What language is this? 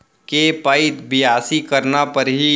Chhattisgarhi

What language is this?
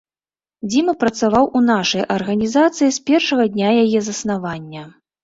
Belarusian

